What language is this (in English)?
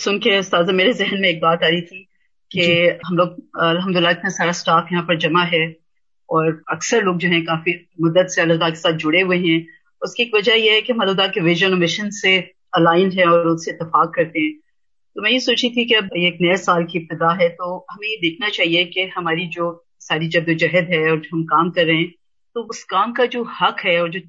Urdu